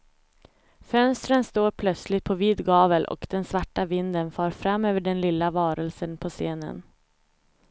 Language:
Swedish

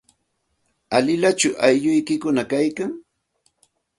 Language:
Santa Ana de Tusi Pasco Quechua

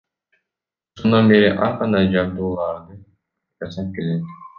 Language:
Kyrgyz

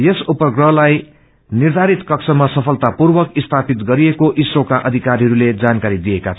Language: Nepali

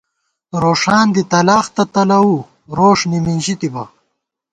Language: Gawar-Bati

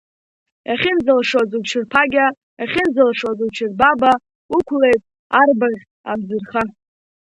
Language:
Abkhazian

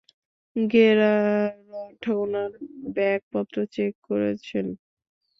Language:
Bangla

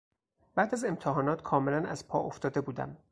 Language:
Persian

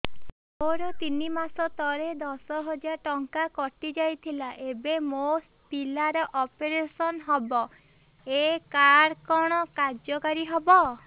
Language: Odia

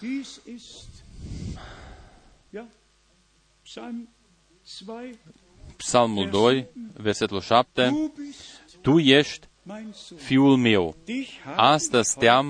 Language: Romanian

